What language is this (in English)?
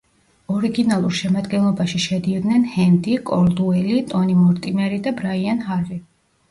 Georgian